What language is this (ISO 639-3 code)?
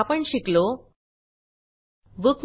mar